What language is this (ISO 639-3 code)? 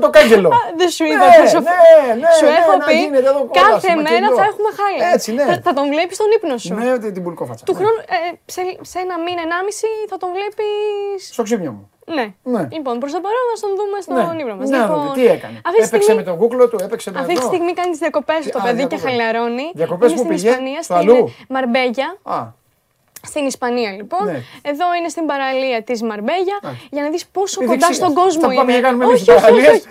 ell